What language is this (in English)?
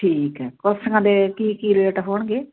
Punjabi